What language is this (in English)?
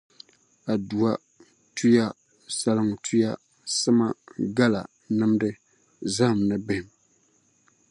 Dagbani